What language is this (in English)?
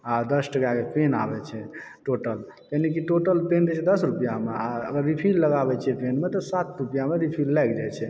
Maithili